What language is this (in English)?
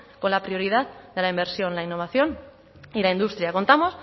Spanish